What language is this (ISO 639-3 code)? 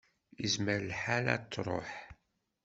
kab